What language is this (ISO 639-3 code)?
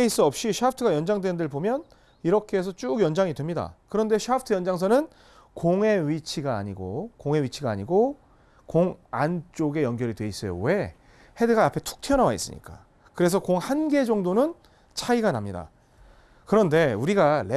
kor